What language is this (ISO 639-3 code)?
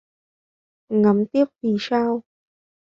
vie